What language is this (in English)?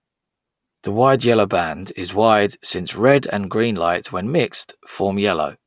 English